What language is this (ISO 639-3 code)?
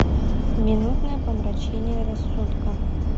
rus